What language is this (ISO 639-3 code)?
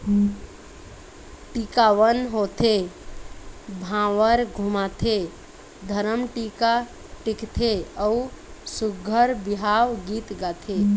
hne